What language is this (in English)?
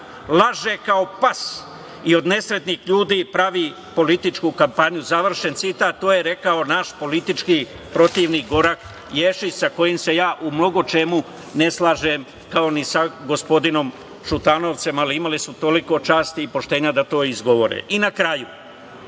Serbian